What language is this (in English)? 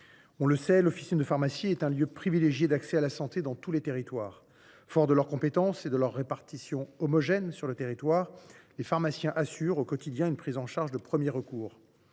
French